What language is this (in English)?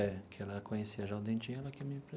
Portuguese